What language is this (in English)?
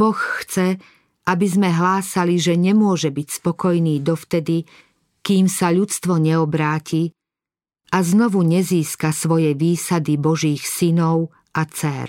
Slovak